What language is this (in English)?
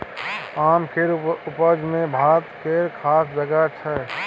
Maithili